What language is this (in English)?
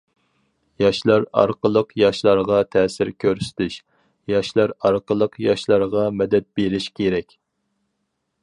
Uyghur